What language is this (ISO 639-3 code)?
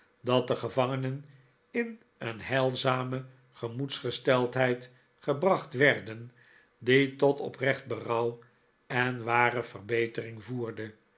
nld